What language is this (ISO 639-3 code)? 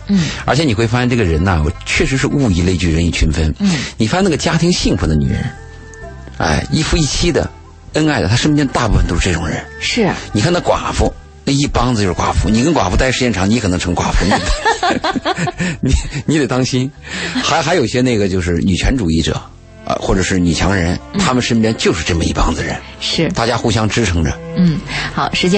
zho